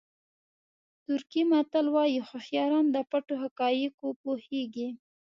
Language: Pashto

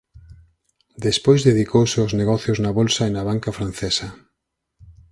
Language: Galician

